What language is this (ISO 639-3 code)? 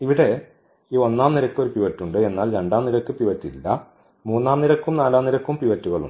mal